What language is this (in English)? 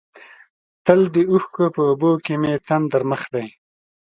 Pashto